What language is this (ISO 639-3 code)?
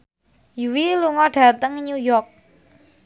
jav